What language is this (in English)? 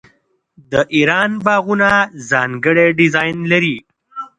Pashto